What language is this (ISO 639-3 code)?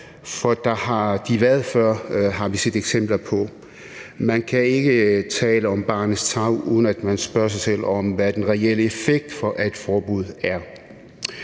dan